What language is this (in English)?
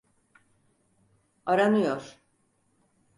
Turkish